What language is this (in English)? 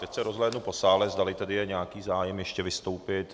Czech